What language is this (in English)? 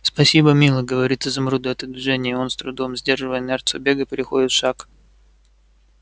Russian